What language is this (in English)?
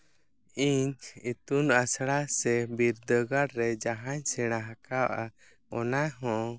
Santali